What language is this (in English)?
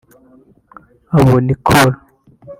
Kinyarwanda